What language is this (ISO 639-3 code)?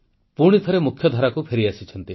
ori